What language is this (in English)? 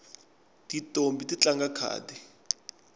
Tsonga